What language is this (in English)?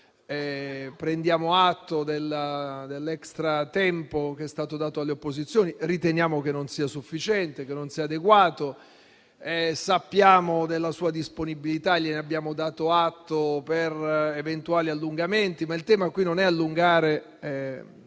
Italian